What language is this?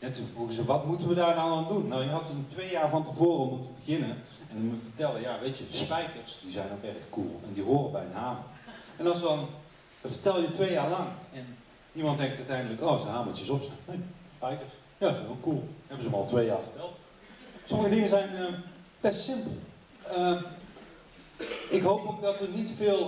Dutch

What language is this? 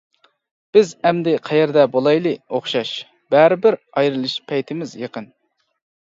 Uyghur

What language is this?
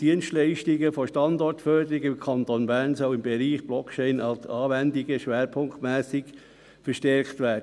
Swiss German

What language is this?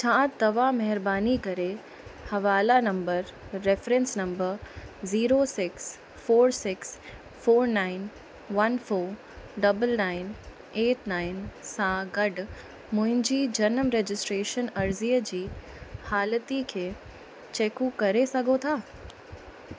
Sindhi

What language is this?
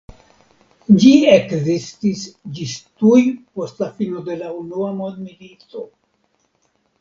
Esperanto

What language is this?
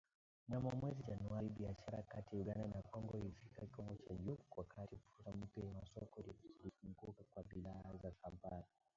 Swahili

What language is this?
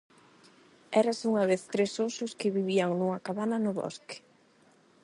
Galician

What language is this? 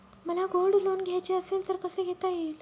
Marathi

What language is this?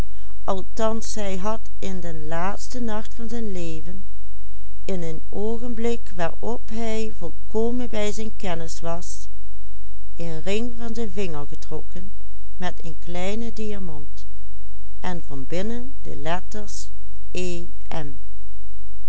Dutch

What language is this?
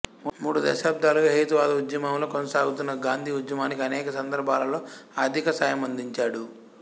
Telugu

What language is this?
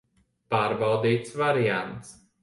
Latvian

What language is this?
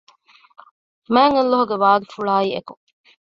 Divehi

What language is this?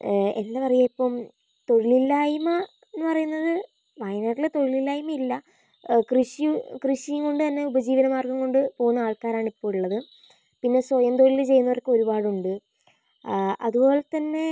Malayalam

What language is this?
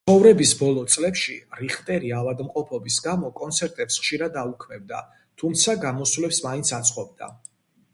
Georgian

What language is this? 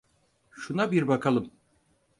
Turkish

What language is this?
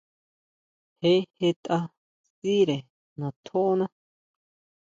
Huautla Mazatec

